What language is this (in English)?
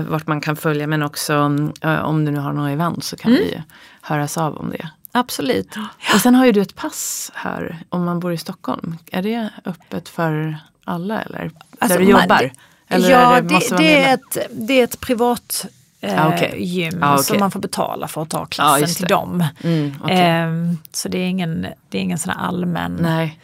Swedish